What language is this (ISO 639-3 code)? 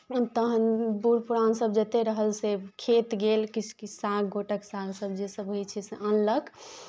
mai